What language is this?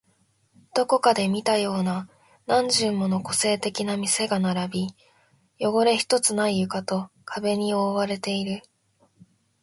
Japanese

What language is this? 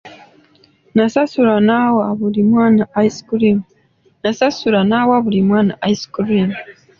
Ganda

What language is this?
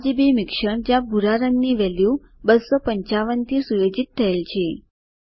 Gujarati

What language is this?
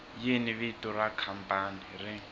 Tsonga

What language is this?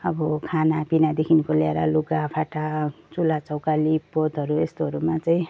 Nepali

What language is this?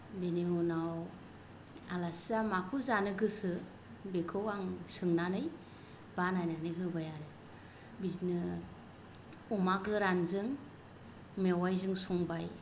Bodo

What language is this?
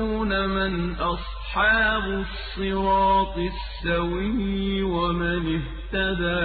Arabic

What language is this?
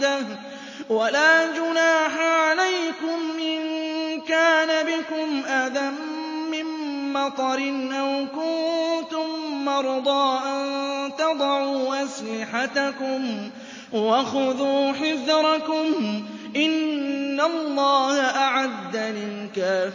Arabic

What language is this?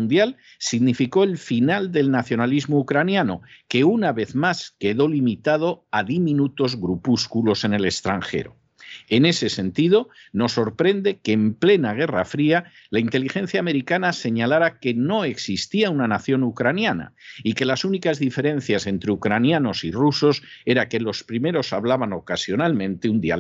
Spanish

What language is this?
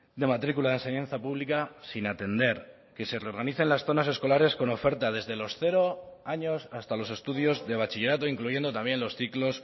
Spanish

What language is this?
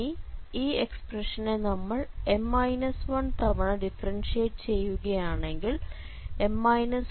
Malayalam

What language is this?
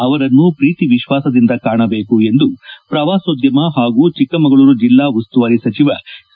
Kannada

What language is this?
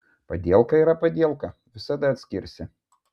Lithuanian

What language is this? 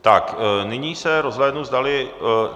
Czech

